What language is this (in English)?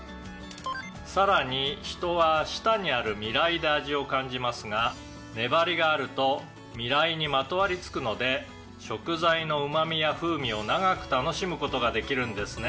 Japanese